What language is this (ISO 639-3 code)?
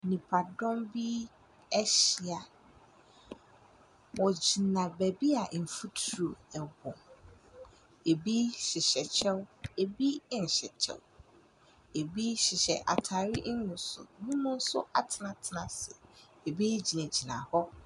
aka